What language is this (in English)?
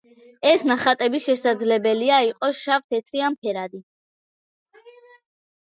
Georgian